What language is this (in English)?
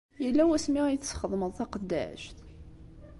Kabyle